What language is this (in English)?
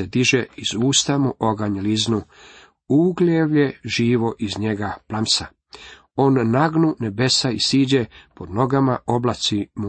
Croatian